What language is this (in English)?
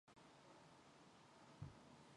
Mongolian